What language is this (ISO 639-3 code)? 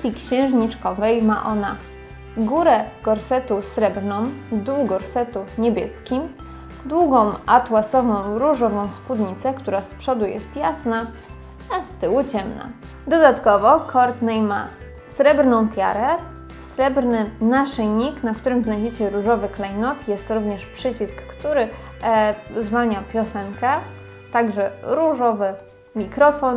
pol